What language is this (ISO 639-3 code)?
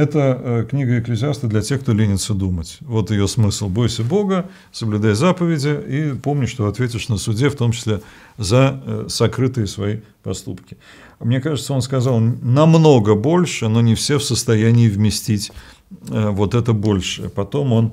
rus